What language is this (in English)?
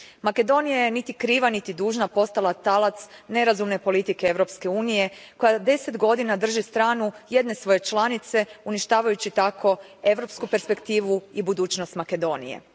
Croatian